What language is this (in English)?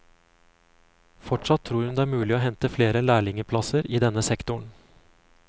Norwegian